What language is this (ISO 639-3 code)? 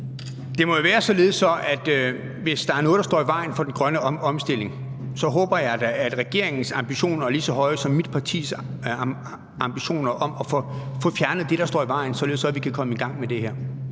dan